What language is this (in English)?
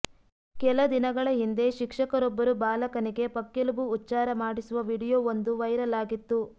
Kannada